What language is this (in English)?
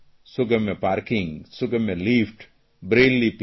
Gujarati